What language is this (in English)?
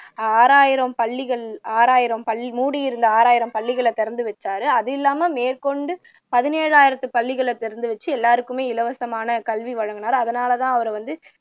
Tamil